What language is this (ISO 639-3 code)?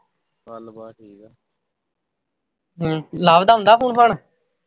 pan